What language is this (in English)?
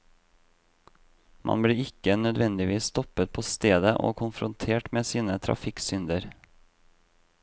Norwegian